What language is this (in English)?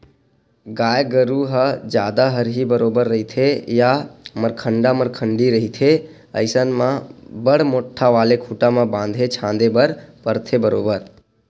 Chhattisgarhi